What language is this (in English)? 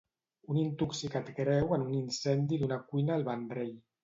Catalan